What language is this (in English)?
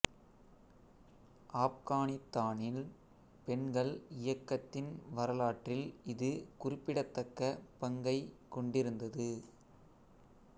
Tamil